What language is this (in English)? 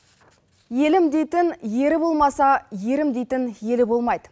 Kazakh